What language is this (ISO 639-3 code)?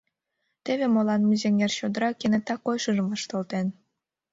chm